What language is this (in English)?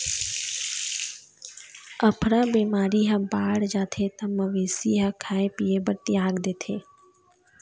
Chhattisgarhi